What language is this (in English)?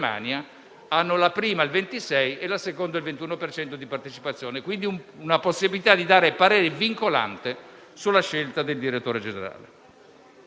Italian